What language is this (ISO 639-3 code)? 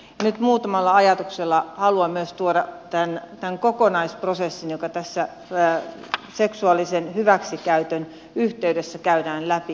fin